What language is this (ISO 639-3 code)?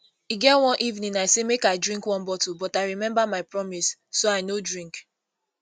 pcm